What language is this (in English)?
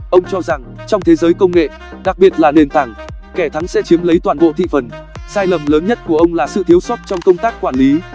Vietnamese